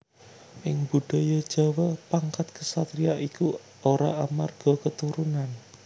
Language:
Javanese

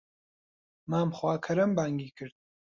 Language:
Central Kurdish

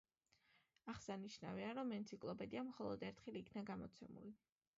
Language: Georgian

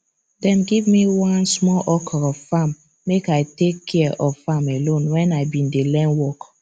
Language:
Nigerian Pidgin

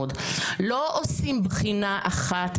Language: Hebrew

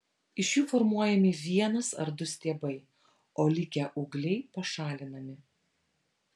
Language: Lithuanian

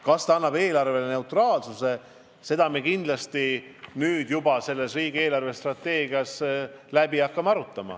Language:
Estonian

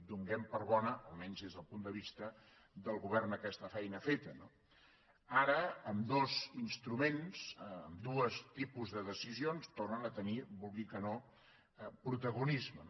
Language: Catalan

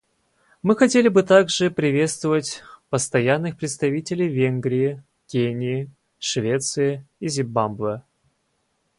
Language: Russian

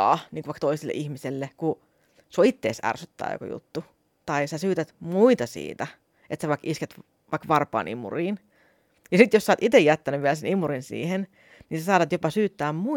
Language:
Finnish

